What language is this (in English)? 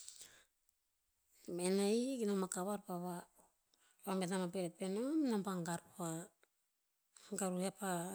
Tinputz